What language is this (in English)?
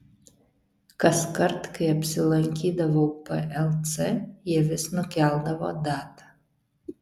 Lithuanian